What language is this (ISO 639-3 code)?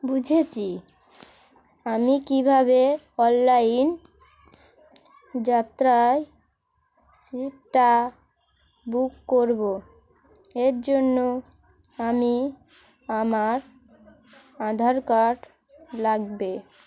ben